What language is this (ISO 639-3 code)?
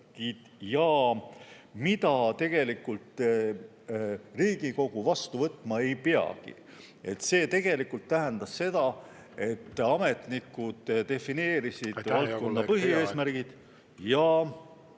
est